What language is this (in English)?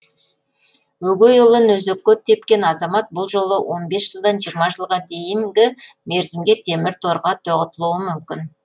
Kazakh